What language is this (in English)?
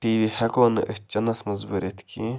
Kashmiri